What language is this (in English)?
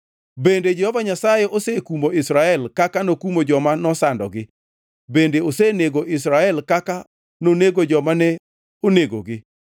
Luo (Kenya and Tanzania)